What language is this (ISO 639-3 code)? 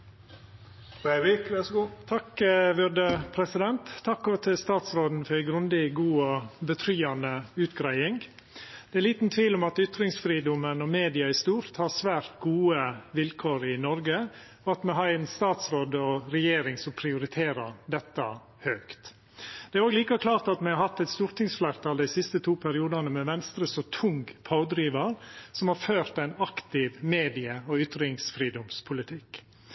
nno